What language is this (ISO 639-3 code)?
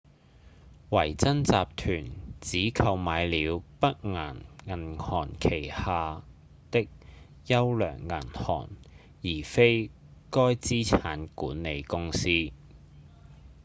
yue